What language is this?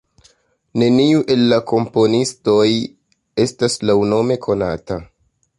Esperanto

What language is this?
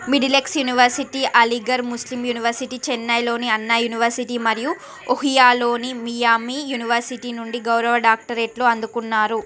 Telugu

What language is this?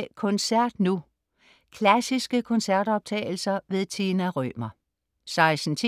Danish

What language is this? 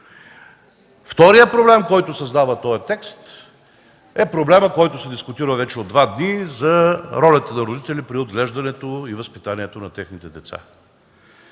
Bulgarian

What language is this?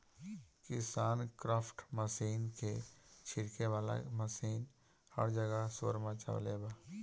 Bhojpuri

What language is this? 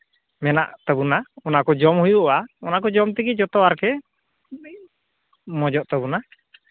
Santali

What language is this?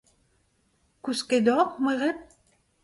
Breton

